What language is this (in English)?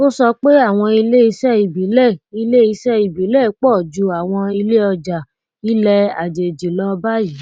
Yoruba